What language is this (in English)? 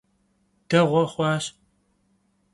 Kabardian